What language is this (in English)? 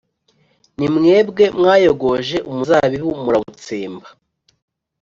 Kinyarwanda